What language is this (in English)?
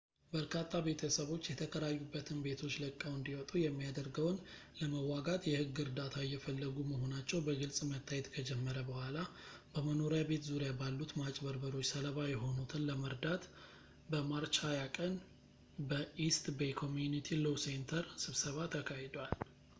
Amharic